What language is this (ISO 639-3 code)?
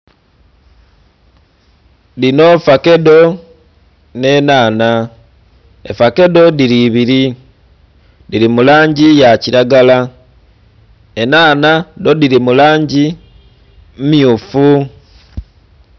xog